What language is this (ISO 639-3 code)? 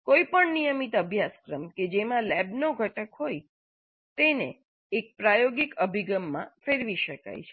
guj